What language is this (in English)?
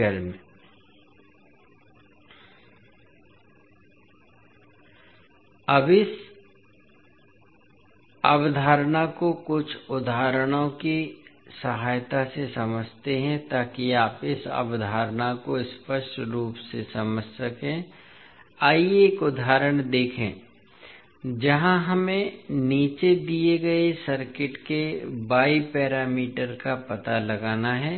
Hindi